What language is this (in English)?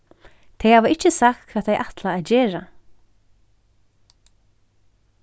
Faroese